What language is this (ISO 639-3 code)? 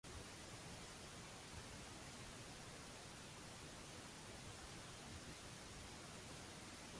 mlt